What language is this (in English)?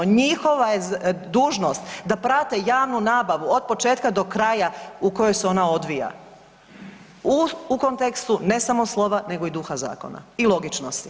Croatian